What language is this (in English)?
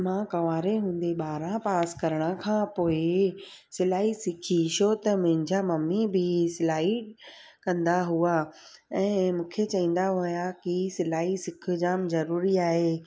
Sindhi